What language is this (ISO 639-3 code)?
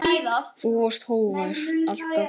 isl